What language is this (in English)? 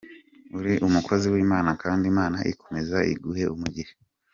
Kinyarwanda